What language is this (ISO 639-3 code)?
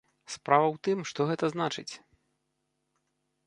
bel